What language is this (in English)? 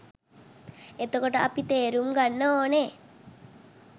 Sinhala